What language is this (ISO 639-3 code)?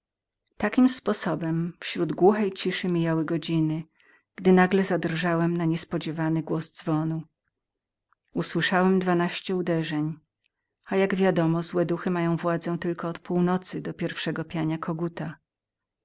pol